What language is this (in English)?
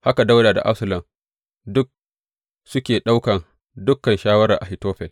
Hausa